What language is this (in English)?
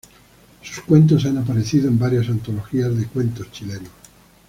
Spanish